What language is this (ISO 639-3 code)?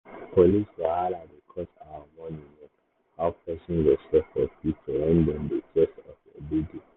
pcm